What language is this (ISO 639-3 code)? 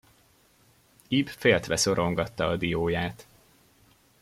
hun